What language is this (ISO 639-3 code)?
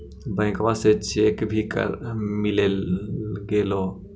mag